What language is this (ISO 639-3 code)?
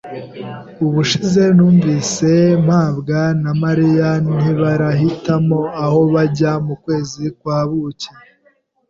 kin